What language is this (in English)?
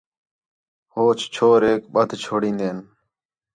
Khetrani